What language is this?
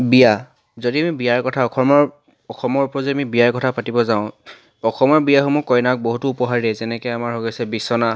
Assamese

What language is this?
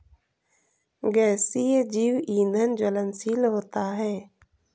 Hindi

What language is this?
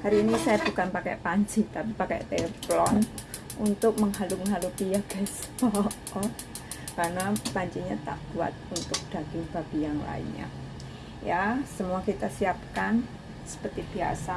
Indonesian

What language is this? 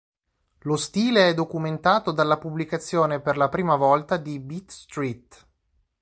Italian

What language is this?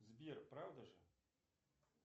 Russian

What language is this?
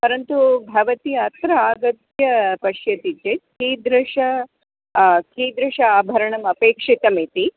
Sanskrit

